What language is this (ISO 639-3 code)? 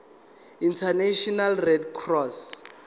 zul